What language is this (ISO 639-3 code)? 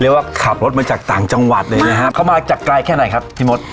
tha